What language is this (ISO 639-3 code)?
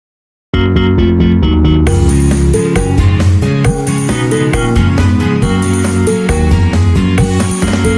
ind